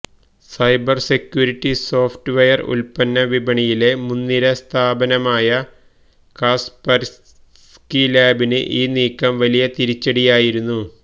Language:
Malayalam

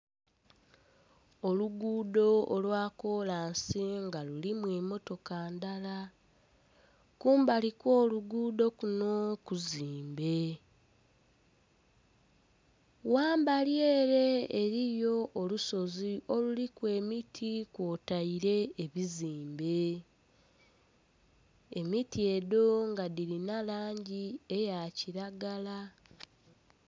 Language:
Soga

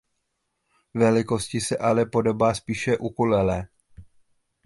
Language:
Czech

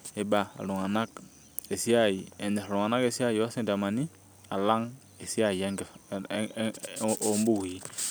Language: Masai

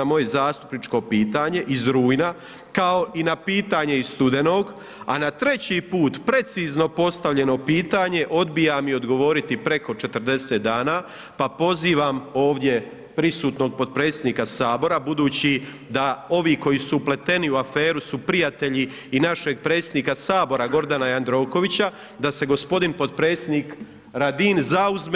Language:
Croatian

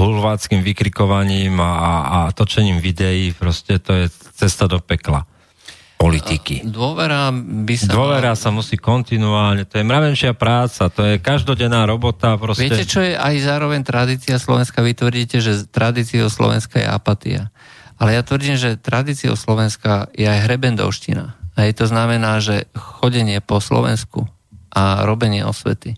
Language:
Slovak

